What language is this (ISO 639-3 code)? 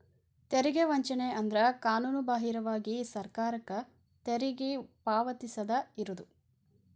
kan